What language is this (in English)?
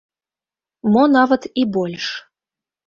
Belarusian